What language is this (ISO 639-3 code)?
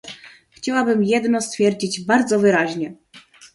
pol